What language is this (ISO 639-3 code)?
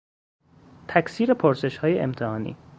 fas